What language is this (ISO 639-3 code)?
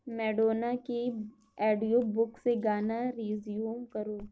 urd